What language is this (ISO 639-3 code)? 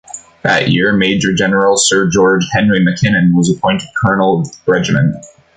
eng